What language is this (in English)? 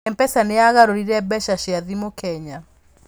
Kikuyu